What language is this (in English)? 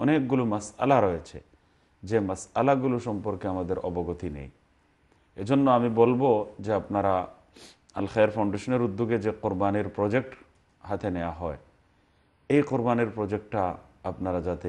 Arabic